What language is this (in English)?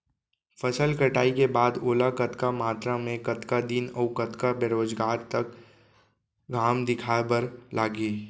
Chhattisgarhi